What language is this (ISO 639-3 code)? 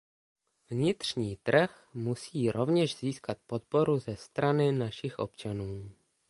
ces